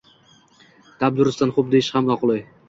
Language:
Uzbek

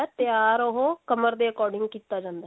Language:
Punjabi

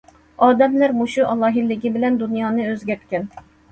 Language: Uyghur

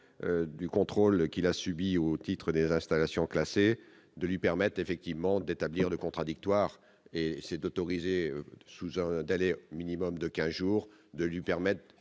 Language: French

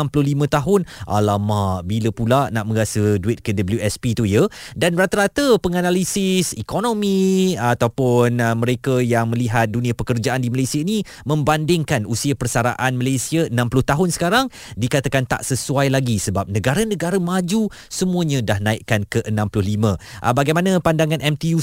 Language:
Malay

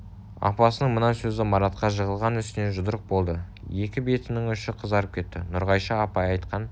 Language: Kazakh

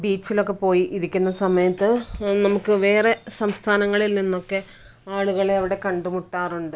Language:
Malayalam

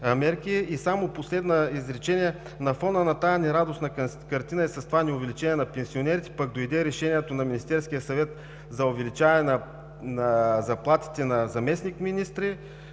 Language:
Bulgarian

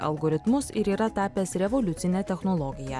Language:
Lithuanian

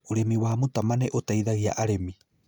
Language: Kikuyu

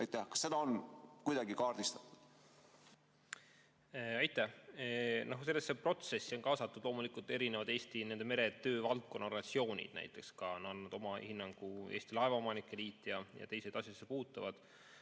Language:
Estonian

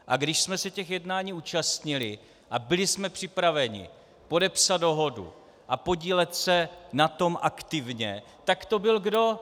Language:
Czech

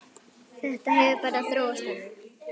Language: Icelandic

